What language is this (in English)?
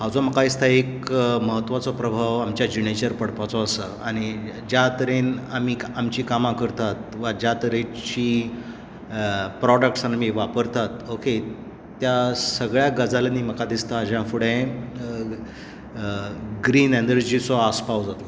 Konkani